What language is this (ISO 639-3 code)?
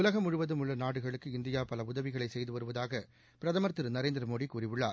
tam